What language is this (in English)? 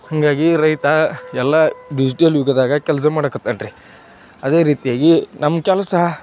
Kannada